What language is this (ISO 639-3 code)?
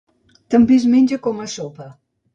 cat